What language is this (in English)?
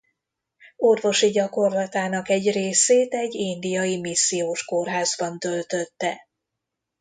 Hungarian